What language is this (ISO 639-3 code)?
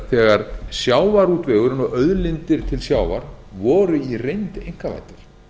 isl